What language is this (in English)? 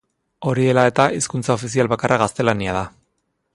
Basque